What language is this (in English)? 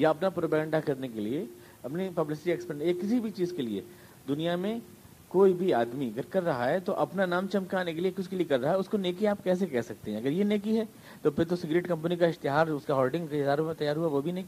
Urdu